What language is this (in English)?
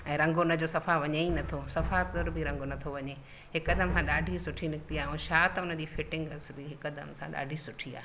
Sindhi